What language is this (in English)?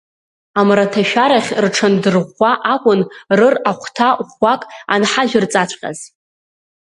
Abkhazian